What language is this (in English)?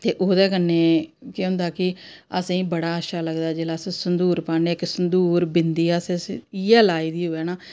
Dogri